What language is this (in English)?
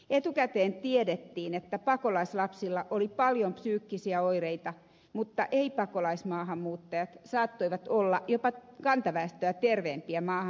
Finnish